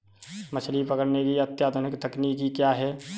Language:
Hindi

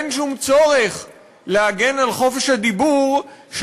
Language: Hebrew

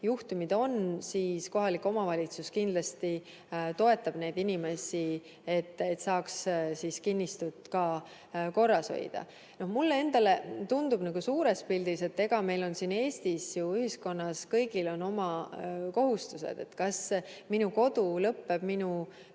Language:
Estonian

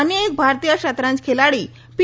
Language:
Gujarati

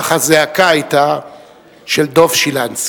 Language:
Hebrew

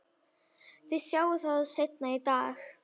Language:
Icelandic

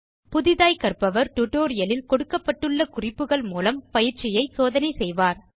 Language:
Tamil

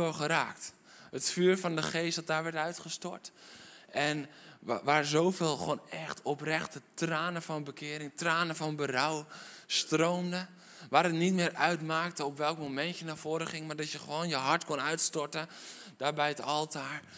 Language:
Dutch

